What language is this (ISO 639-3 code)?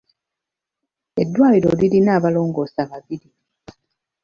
lug